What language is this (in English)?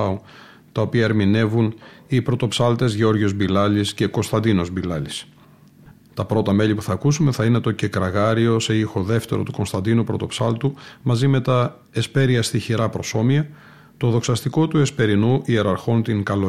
Greek